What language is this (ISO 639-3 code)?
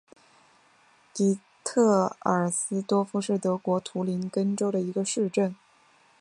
zho